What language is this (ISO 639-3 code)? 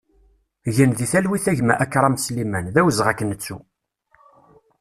kab